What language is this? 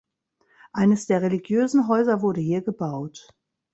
German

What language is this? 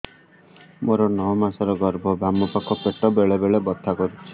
Odia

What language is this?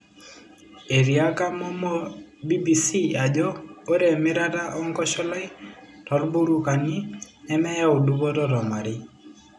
Masai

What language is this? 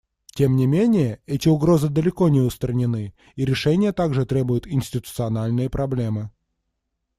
Russian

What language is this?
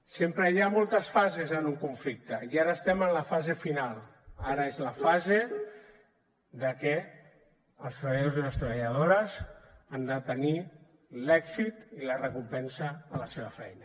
Catalan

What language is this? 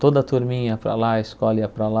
Portuguese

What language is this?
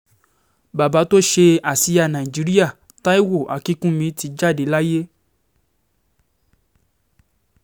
Yoruba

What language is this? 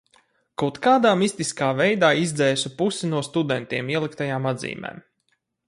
Latvian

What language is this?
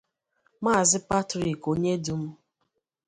Igbo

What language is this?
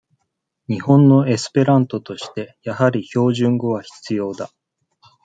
Japanese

